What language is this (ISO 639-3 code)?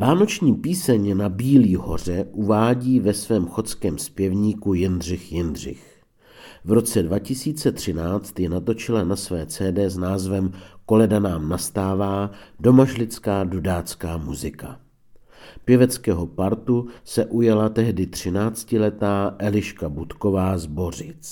ces